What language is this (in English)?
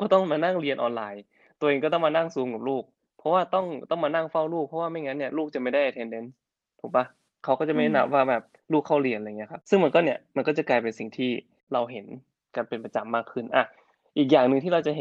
Thai